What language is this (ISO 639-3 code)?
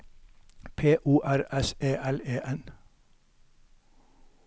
nor